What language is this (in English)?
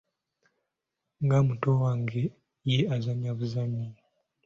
Ganda